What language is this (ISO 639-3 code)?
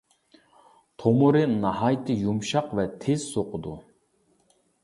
uig